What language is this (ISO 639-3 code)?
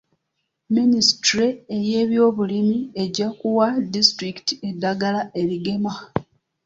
lug